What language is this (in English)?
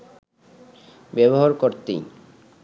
Bangla